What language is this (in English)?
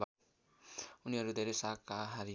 Nepali